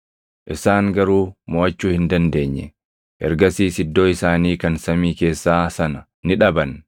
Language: Oromo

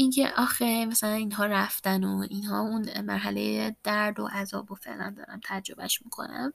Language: Persian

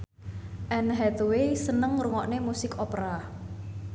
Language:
Javanese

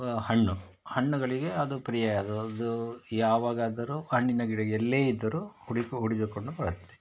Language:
Kannada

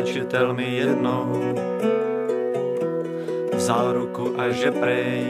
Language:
Czech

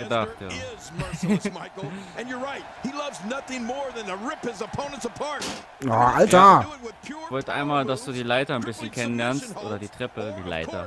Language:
German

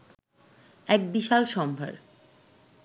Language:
Bangla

